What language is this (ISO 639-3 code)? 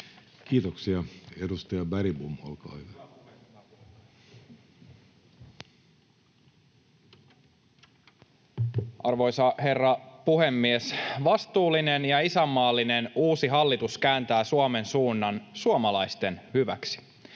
fin